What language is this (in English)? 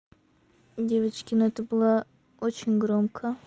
Russian